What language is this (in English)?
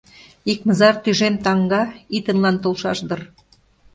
Mari